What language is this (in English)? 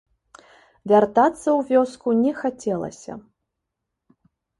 Belarusian